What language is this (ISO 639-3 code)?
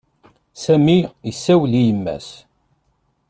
kab